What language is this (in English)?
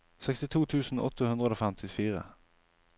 Norwegian